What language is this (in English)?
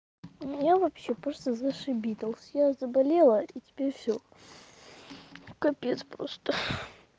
Russian